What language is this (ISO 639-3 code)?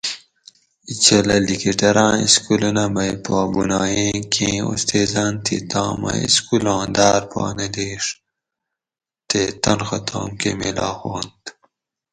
gwc